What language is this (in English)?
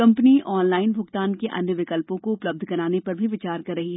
Hindi